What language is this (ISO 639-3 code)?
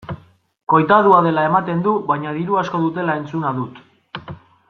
eus